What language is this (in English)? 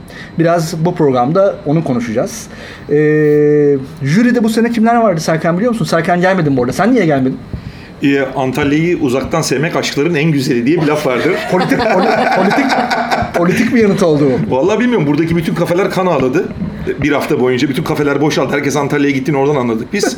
Turkish